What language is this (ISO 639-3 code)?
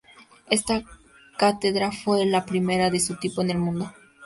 spa